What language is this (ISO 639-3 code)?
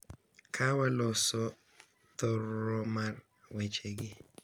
luo